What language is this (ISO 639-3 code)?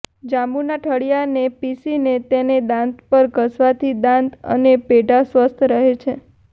guj